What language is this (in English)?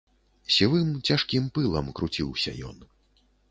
Belarusian